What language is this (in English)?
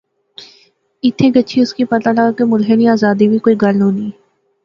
Pahari-Potwari